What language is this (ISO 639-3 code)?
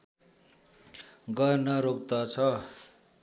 nep